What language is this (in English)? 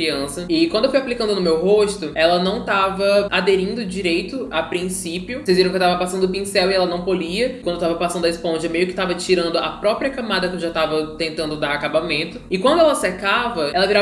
Portuguese